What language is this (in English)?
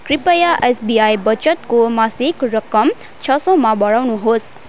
Nepali